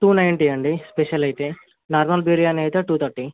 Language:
Telugu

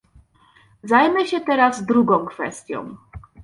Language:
Polish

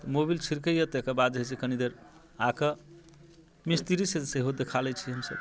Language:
Maithili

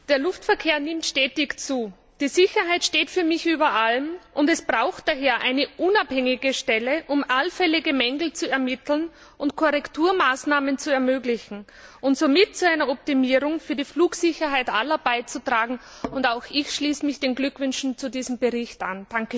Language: German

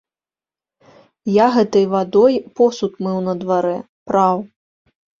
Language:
Belarusian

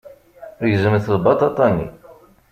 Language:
Kabyle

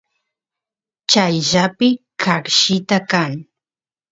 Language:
Santiago del Estero Quichua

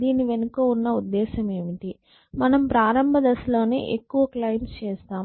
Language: Telugu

